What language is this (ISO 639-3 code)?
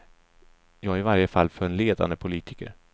swe